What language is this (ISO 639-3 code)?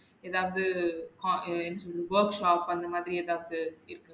tam